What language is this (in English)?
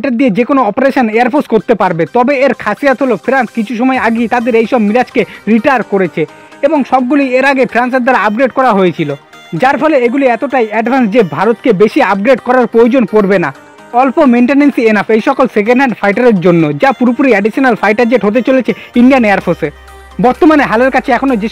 Indonesian